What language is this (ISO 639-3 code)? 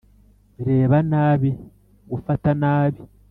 kin